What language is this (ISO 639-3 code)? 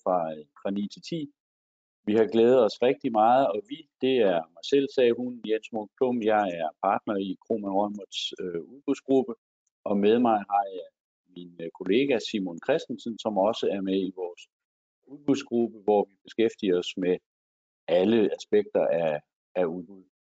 dan